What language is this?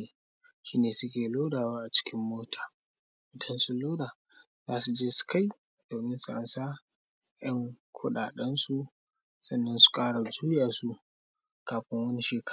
Hausa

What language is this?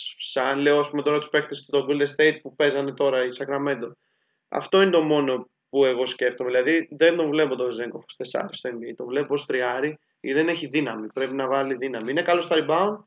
Greek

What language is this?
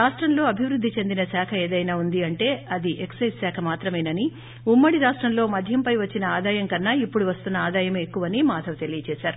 Telugu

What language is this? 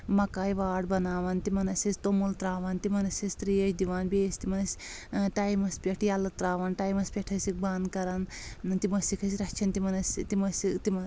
Kashmiri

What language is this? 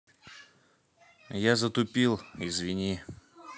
Russian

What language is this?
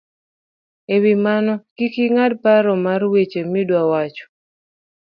Luo (Kenya and Tanzania)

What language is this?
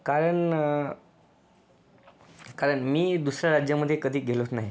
Marathi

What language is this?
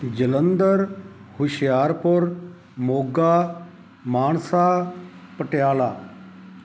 Punjabi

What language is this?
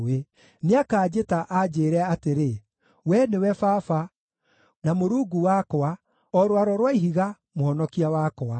Kikuyu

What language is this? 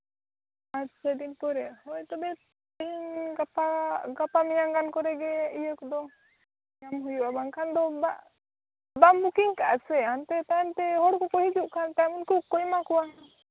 Santali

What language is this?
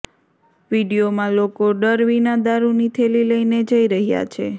Gujarati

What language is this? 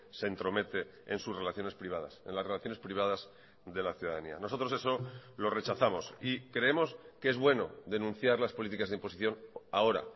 Spanish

